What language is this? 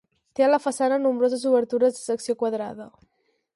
Catalan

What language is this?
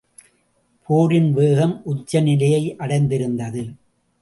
Tamil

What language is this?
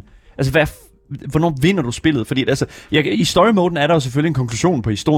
Danish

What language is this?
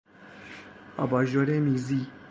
Persian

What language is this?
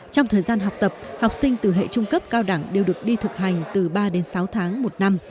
Vietnamese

